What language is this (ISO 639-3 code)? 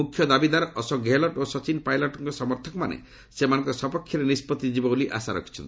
ori